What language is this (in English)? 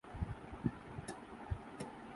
Urdu